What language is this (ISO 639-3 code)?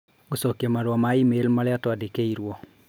kik